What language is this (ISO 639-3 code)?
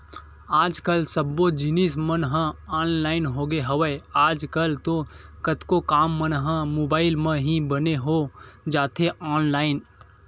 hne